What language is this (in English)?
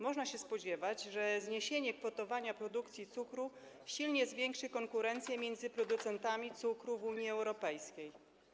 Polish